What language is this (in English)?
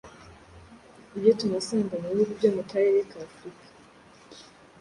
Kinyarwanda